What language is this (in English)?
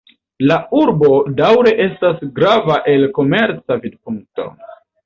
Esperanto